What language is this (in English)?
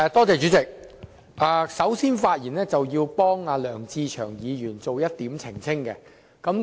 Cantonese